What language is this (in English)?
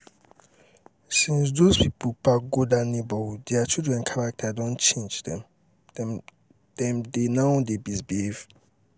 Nigerian Pidgin